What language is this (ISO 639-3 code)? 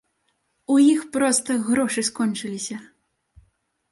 bel